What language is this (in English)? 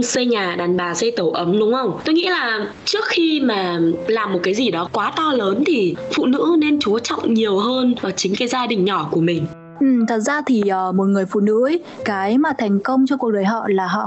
Vietnamese